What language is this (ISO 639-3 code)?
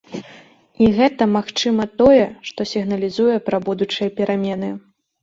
bel